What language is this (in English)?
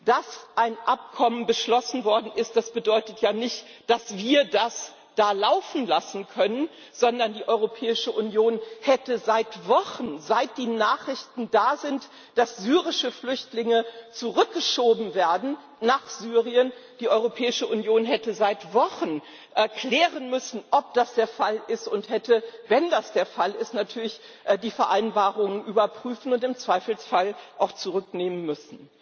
German